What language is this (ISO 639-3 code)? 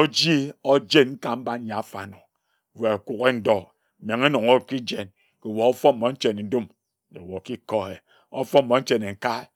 etu